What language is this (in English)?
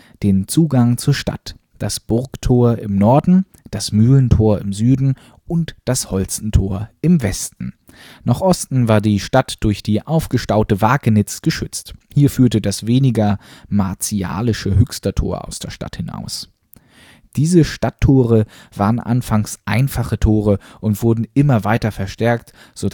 German